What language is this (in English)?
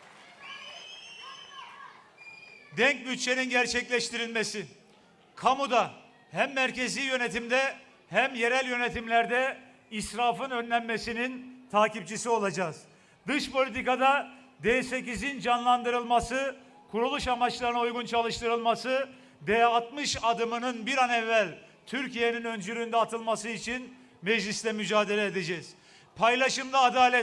Turkish